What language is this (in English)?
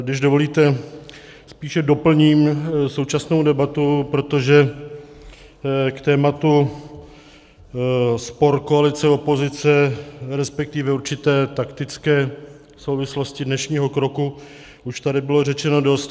Czech